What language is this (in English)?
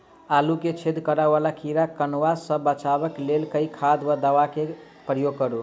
Maithili